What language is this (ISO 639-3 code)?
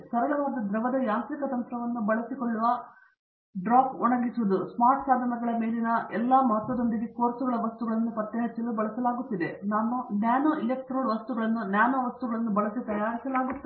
kan